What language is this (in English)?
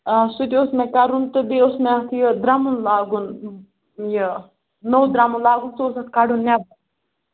Kashmiri